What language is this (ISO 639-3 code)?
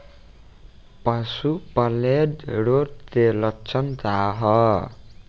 bho